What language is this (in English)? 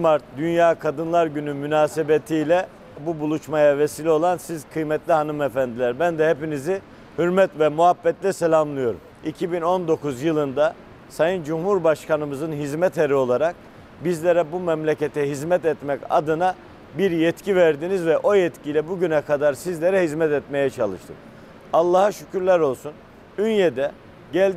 Turkish